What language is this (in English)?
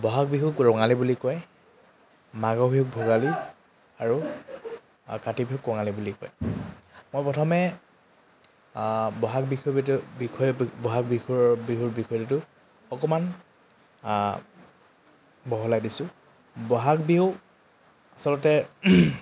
Assamese